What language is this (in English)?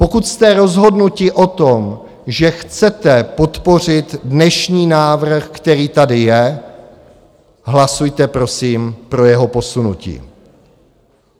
Czech